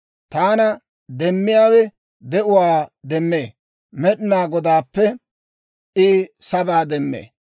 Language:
Dawro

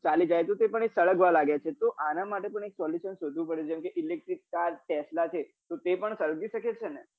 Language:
Gujarati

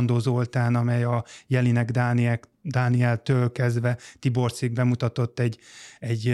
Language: Hungarian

